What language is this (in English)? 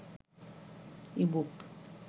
Bangla